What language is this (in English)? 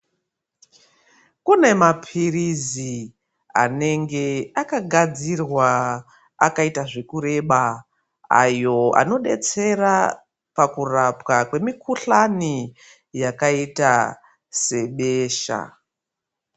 Ndau